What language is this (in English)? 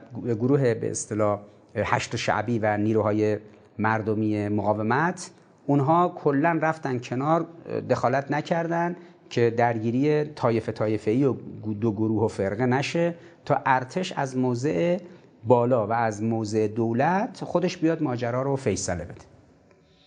Persian